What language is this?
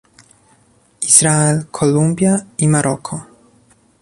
Polish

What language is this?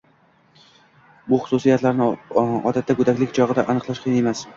Uzbek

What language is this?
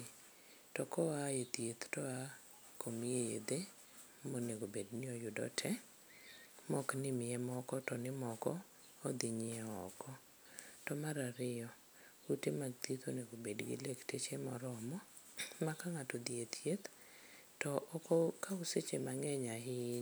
Luo (Kenya and Tanzania)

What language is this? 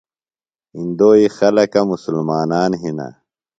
Phalura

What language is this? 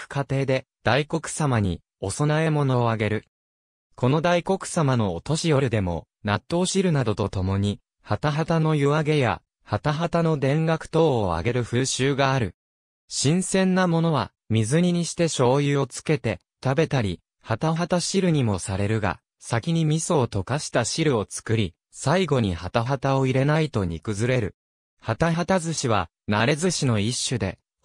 Japanese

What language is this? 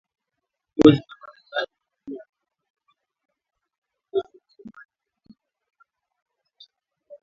Swahili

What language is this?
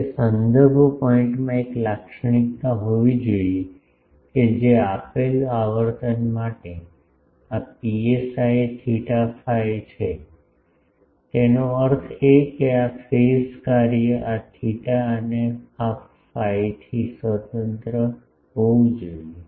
Gujarati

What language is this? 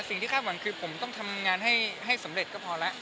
Thai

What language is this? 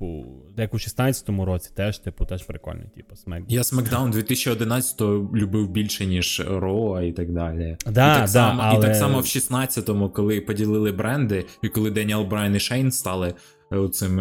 Ukrainian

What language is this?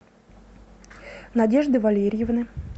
Russian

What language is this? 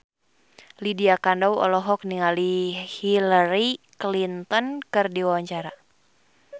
Sundanese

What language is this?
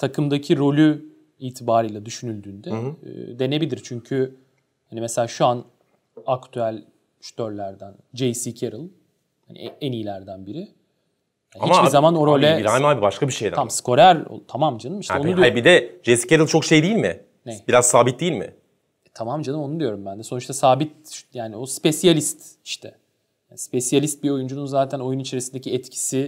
Turkish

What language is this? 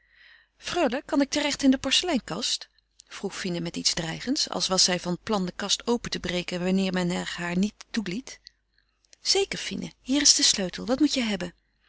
Dutch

